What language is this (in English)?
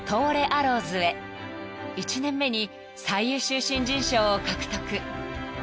Japanese